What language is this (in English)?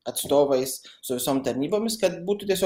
Lithuanian